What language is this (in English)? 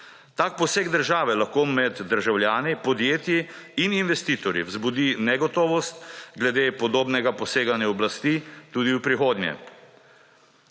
Slovenian